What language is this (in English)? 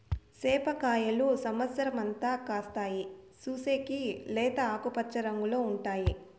Telugu